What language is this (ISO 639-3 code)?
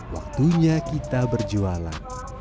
ind